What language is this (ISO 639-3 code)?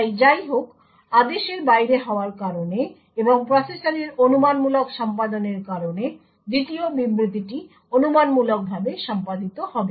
ben